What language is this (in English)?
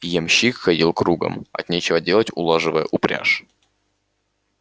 Russian